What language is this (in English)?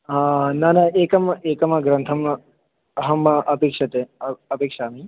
Sanskrit